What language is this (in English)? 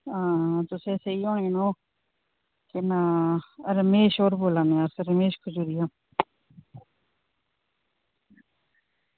Dogri